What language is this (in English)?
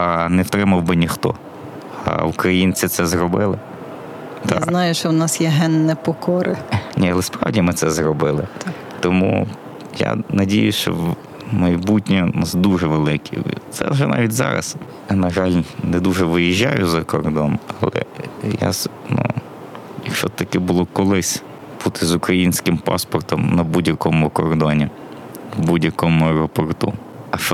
Ukrainian